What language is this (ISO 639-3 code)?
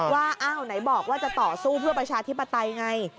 tha